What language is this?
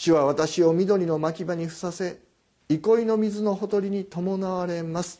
Japanese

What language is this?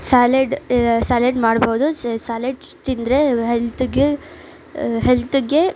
Kannada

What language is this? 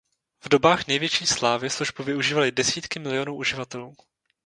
Czech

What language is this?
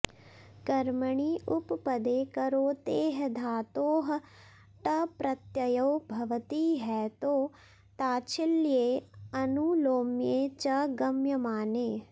Sanskrit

